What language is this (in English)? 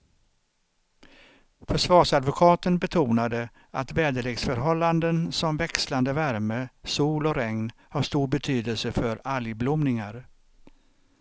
Swedish